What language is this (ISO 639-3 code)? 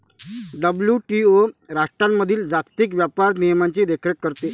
mar